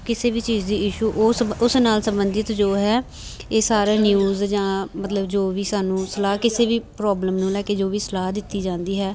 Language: Punjabi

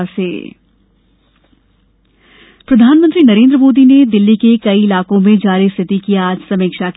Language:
Hindi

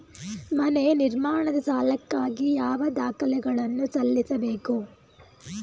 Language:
Kannada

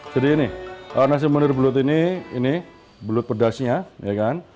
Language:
Indonesian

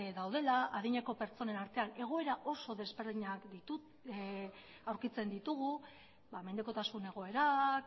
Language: Basque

